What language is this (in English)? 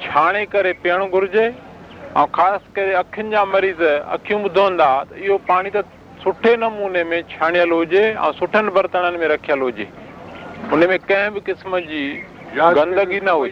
Hindi